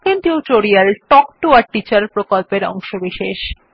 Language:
Bangla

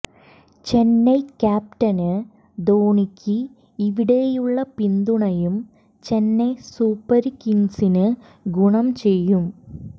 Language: Malayalam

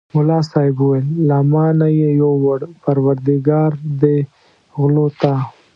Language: Pashto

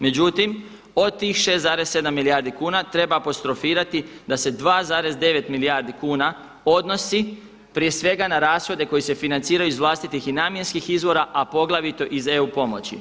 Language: Croatian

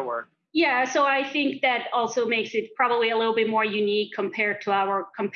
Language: English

